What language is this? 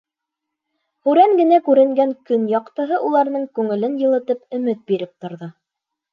Bashkir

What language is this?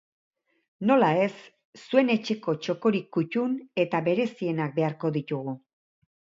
Basque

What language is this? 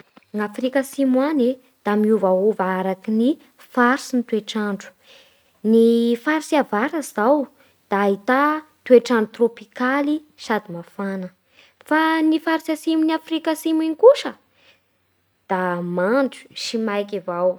Bara Malagasy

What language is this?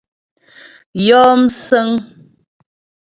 Ghomala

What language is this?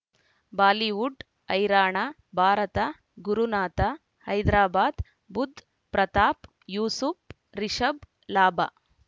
Kannada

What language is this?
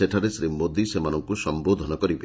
Odia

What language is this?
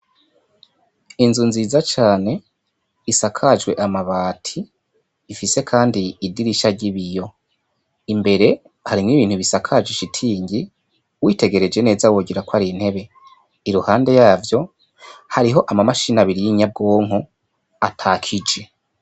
Rundi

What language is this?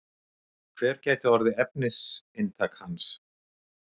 Icelandic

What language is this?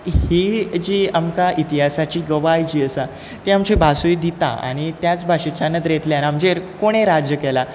Konkani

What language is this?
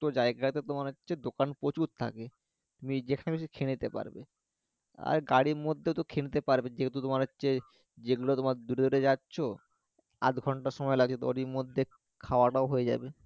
Bangla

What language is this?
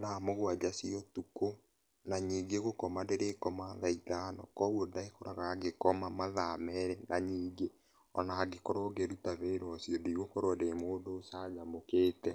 Kikuyu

